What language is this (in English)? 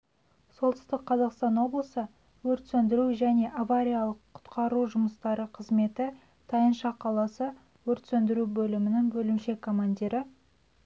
Kazakh